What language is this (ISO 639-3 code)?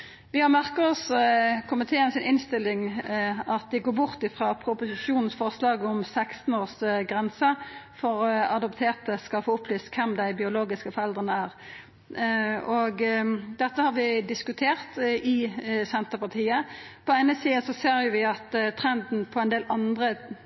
nno